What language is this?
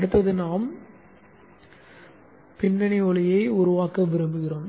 Tamil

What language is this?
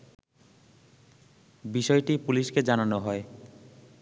Bangla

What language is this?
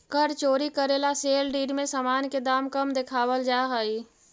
Magahi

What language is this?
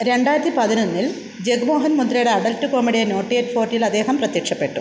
Malayalam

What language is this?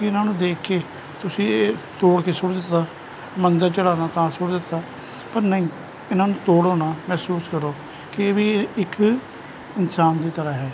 Punjabi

